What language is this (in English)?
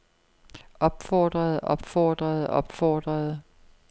Danish